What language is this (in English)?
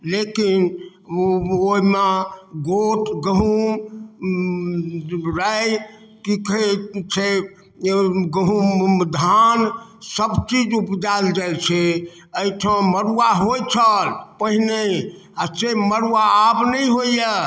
Maithili